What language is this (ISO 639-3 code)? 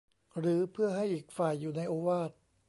tha